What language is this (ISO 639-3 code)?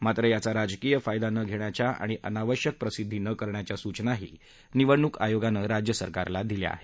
mar